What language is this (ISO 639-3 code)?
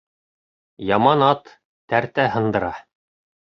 bak